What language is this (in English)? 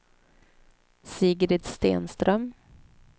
Swedish